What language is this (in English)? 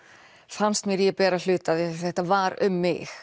Icelandic